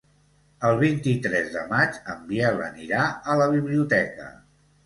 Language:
Catalan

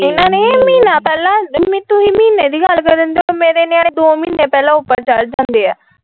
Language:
Punjabi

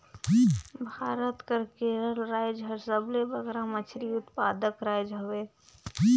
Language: Chhattisgarhi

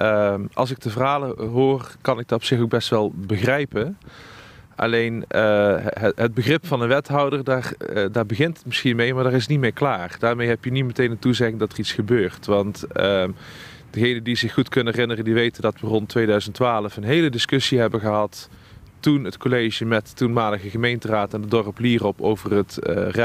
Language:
Dutch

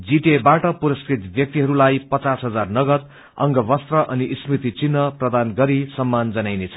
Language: Nepali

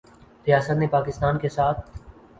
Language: Urdu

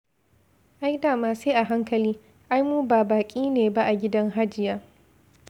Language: Hausa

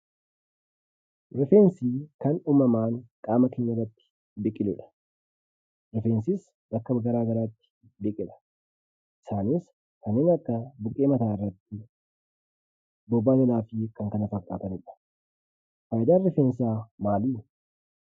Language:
Oromo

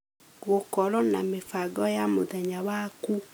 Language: Kikuyu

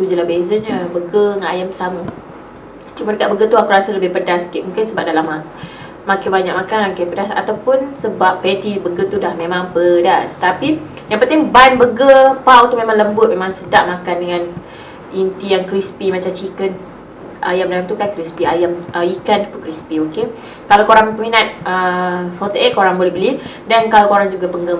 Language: Malay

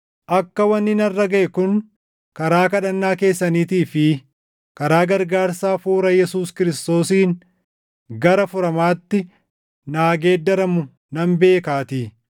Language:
Oromo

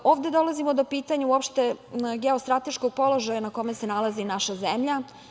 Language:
Serbian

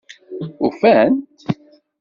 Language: Kabyle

